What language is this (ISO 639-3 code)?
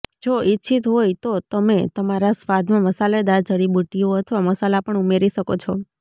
guj